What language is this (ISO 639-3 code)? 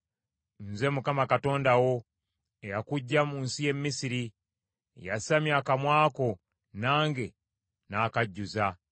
lug